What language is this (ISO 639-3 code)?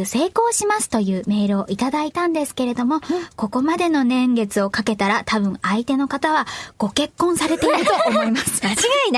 jpn